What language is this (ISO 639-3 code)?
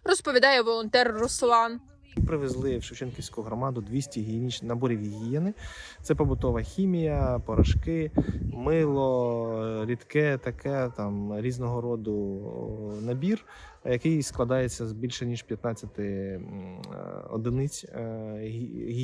ukr